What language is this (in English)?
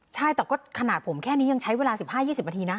Thai